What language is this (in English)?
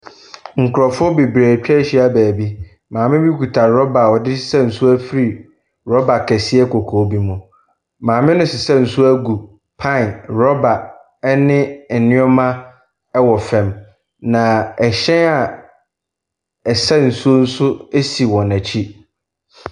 Akan